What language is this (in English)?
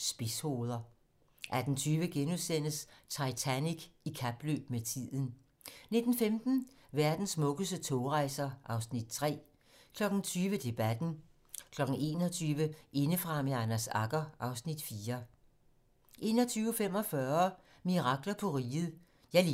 Danish